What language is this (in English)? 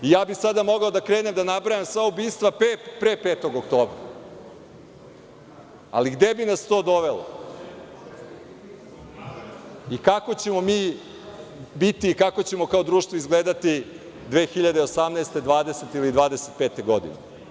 Serbian